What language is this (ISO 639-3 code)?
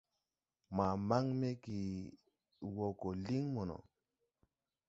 tui